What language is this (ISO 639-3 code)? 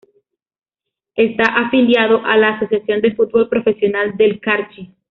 spa